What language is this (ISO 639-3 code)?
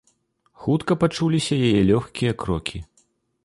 bel